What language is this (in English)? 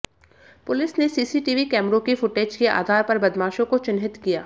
Hindi